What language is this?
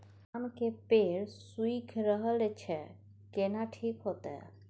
Maithili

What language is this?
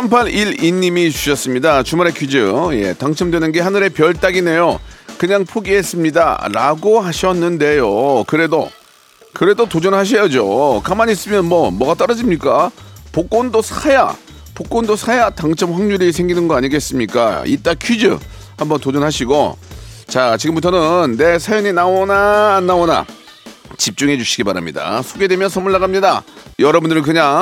Korean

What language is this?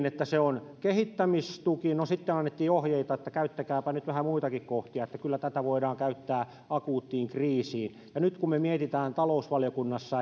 Finnish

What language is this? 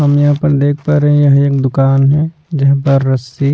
Hindi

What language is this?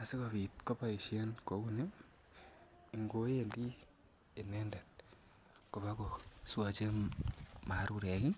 Kalenjin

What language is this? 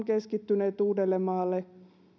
Finnish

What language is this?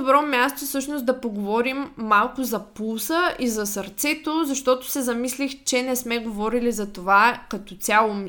Bulgarian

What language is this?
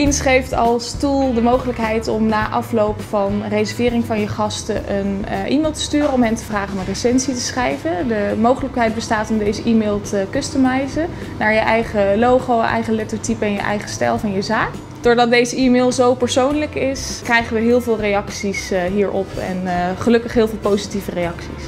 Dutch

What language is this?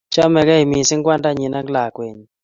Kalenjin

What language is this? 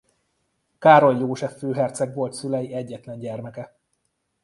Hungarian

